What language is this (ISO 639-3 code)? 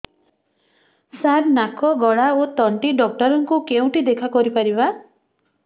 ori